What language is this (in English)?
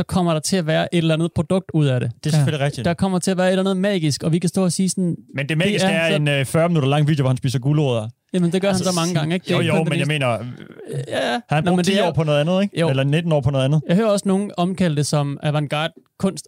Danish